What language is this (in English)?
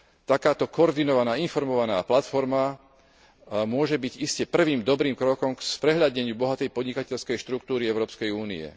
Slovak